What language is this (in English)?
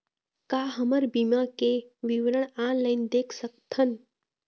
Chhattisgarhi